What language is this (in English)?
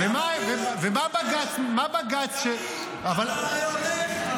Hebrew